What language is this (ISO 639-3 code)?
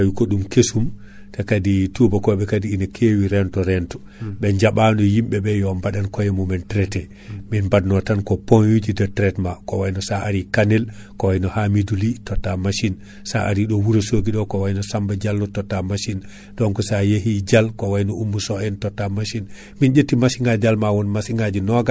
ful